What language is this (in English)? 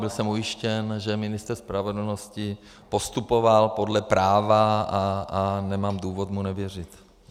Czech